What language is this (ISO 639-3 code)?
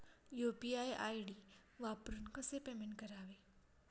mar